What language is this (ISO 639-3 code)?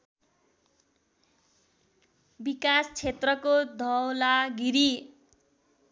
nep